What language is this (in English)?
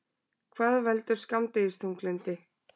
Icelandic